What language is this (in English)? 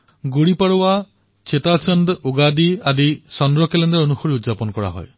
Assamese